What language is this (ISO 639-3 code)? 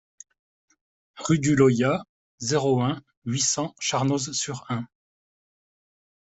fra